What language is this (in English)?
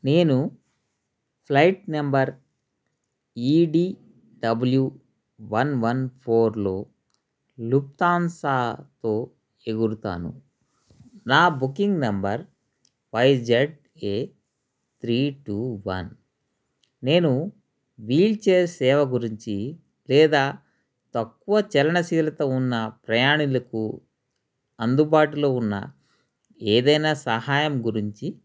Telugu